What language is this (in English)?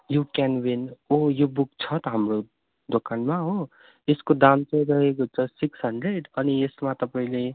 Nepali